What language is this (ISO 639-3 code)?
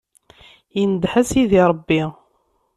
kab